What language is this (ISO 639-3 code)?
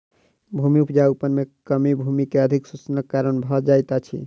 mai